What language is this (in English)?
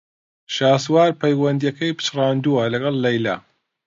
Central Kurdish